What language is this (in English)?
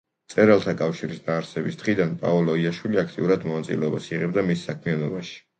Georgian